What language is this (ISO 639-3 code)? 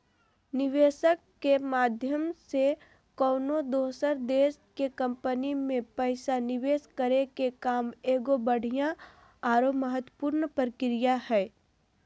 mag